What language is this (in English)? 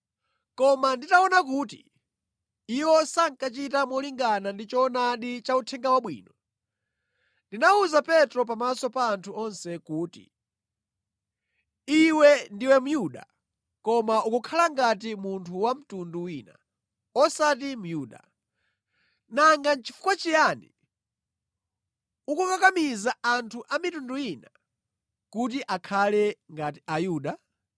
Nyanja